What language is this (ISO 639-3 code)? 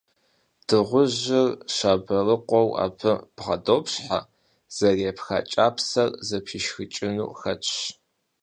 kbd